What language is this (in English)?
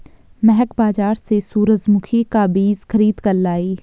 Hindi